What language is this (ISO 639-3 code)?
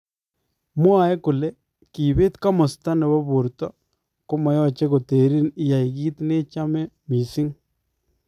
kln